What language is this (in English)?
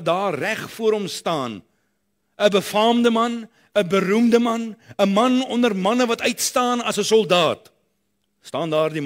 Dutch